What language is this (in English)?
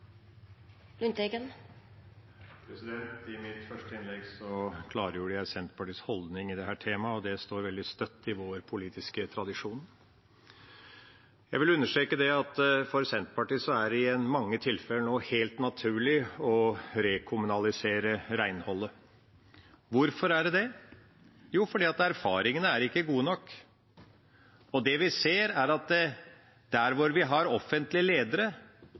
Norwegian Bokmål